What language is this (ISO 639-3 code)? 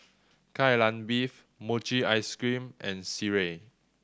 eng